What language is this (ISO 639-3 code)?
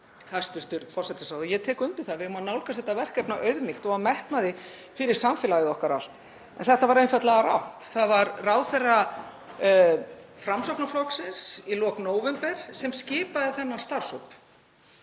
isl